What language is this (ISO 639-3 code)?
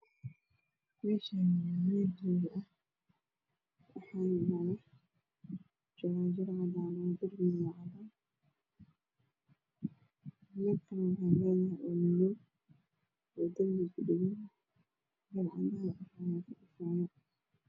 som